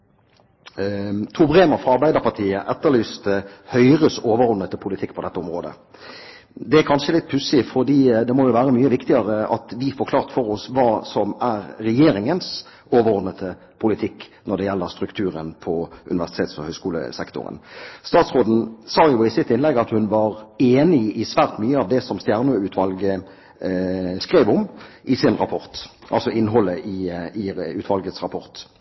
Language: Norwegian Bokmål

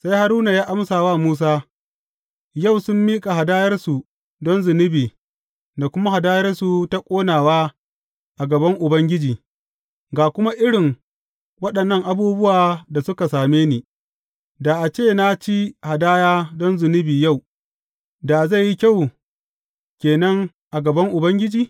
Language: Hausa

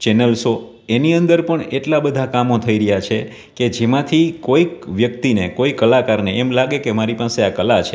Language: Gujarati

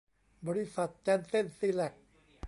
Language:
Thai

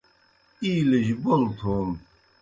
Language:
Kohistani Shina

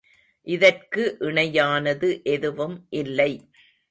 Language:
Tamil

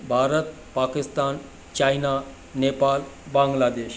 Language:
Sindhi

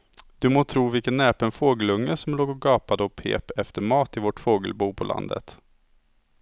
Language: Swedish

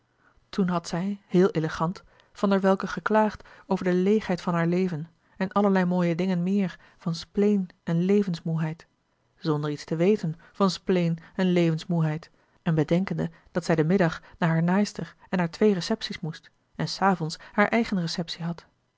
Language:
Dutch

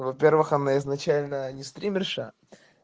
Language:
Russian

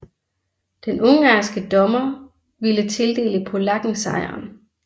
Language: Danish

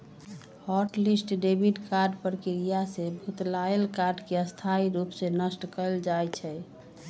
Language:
Magahi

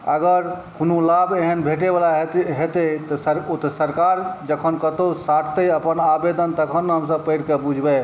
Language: Maithili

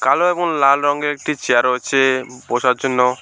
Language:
Bangla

